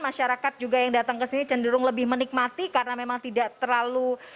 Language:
Indonesian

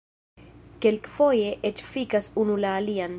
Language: Esperanto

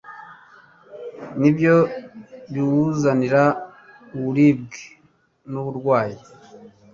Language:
Kinyarwanda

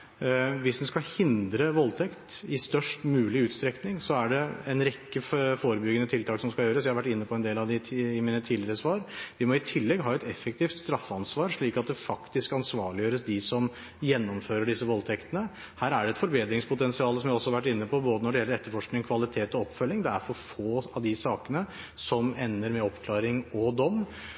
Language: Norwegian Bokmål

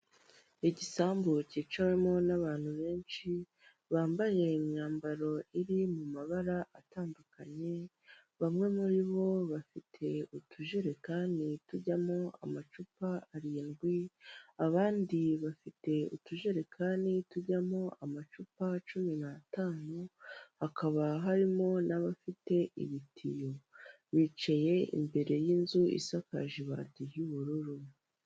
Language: Kinyarwanda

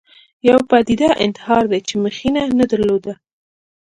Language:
Pashto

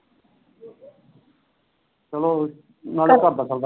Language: Punjabi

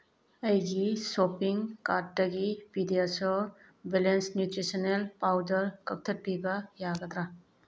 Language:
Manipuri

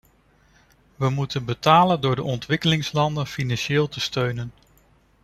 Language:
Dutch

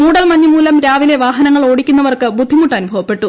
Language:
Malayalam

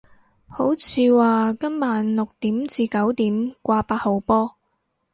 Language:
Cantonese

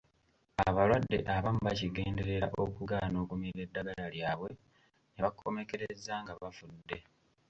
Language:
Ganda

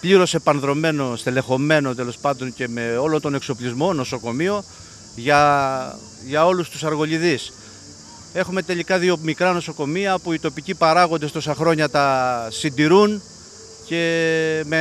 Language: Greek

